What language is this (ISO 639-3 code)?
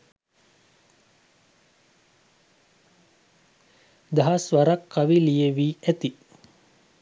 sin